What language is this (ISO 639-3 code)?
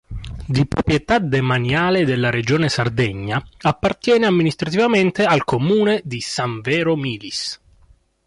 ita